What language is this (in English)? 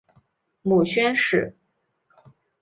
Chinese